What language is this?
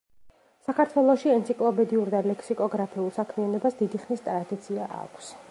Georgian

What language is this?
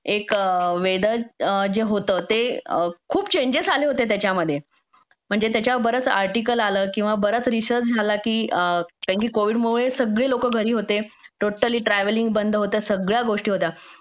Marathi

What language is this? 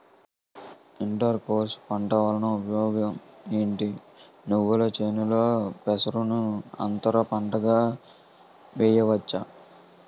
Telugu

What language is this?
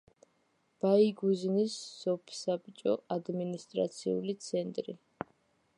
Georgian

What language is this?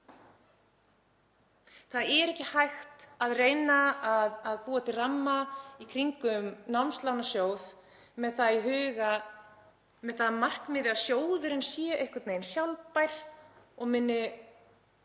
Icelandic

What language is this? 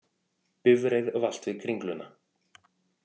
Icelandic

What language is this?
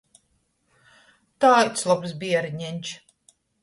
Latgalian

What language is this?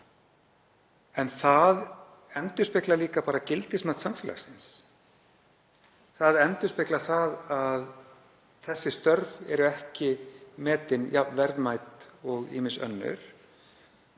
Icelandic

